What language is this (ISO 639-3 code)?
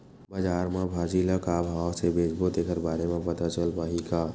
hne